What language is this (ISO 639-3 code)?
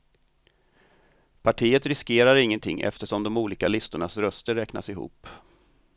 swe